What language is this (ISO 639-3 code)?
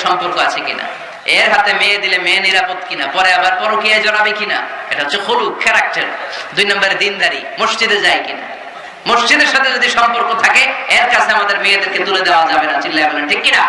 ben